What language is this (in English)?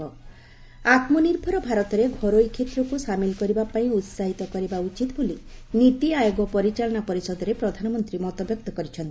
Odia